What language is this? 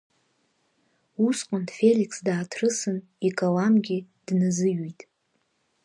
Abkhazian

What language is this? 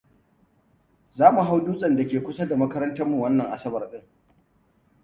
Hausa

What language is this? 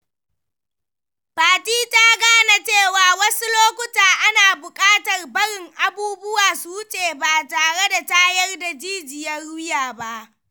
Hausa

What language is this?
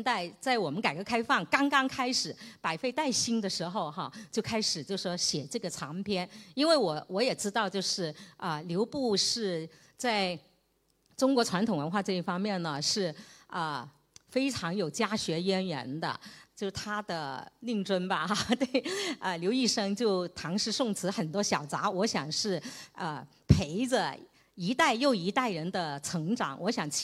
Chinese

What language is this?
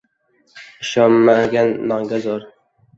Uzbek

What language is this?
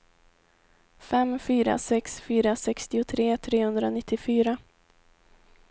Swedish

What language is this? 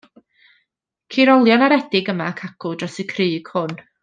Welsh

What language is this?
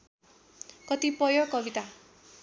Nepali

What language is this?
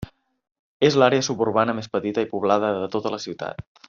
Catalan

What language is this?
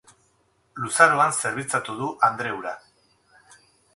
Basque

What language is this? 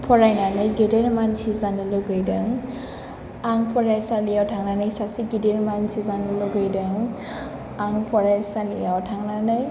Bodo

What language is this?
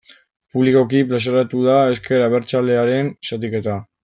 Basque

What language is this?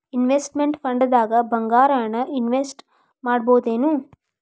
Kannada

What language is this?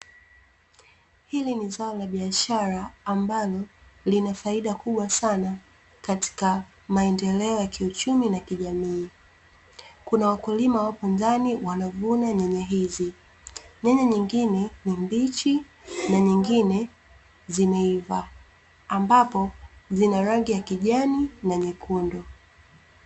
Swahili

